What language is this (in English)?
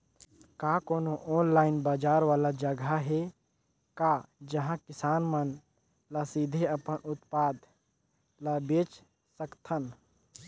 Chhattisgarhi